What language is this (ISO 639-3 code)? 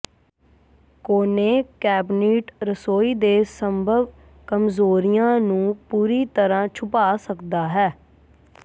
pan